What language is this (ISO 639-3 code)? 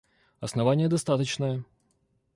rus